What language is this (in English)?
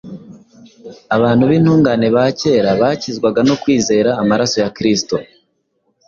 Kinyarwanda